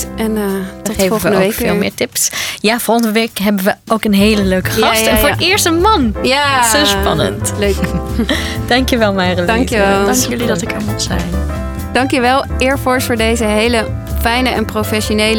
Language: Dutch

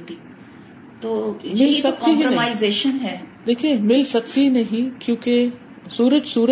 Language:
Urdu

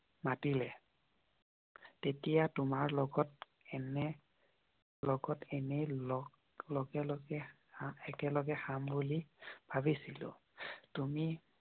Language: Assamese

